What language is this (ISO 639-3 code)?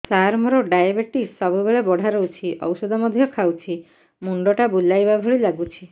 ori